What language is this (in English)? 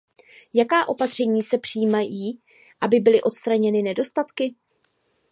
Czech